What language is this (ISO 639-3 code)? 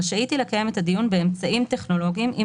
heb